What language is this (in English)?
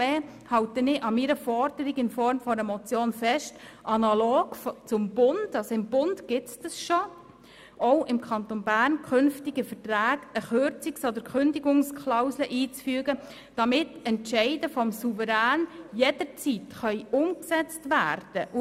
Swiss German